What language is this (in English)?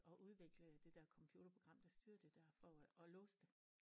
Danish